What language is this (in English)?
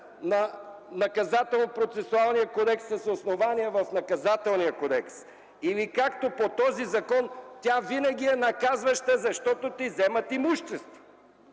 Bulgarian